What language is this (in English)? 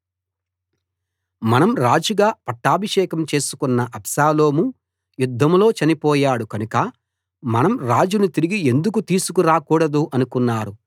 Telugu